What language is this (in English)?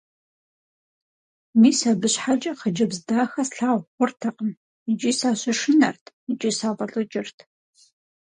Kabardian